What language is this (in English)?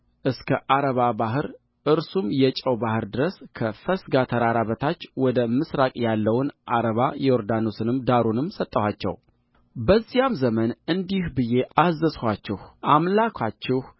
Amharic